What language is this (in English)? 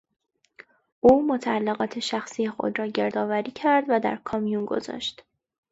Persian